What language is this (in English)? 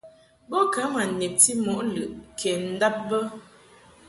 Mungaka